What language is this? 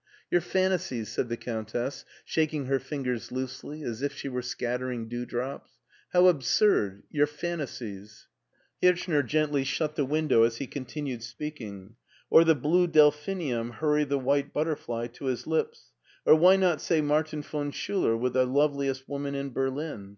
English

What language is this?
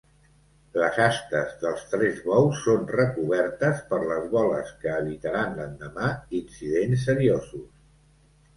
Catalan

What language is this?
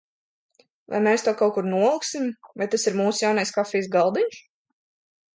Latvian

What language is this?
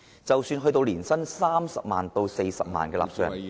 Cantonese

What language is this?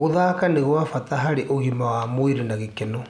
Kikuyu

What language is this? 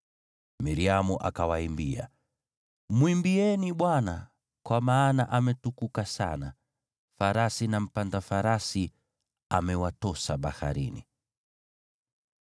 Swahili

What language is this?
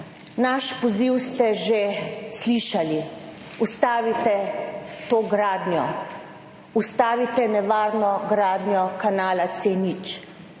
Slovenian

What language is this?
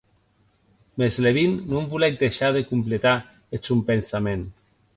Occitan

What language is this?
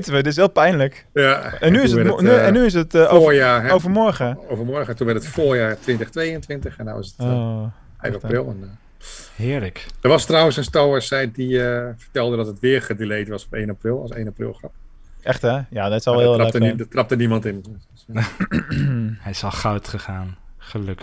Dutch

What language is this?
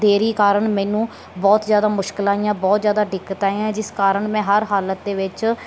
Punjabi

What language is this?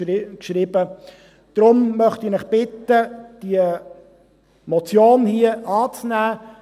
Swiss German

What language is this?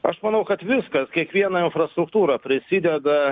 Lithuanian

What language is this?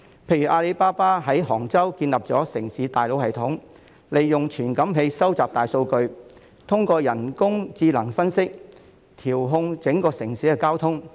Cantonese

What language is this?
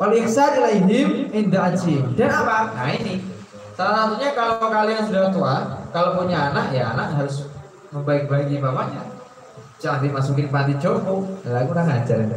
Indonesian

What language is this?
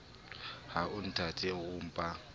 Southern Sotho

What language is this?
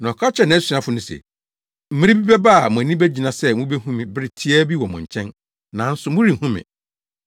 Akan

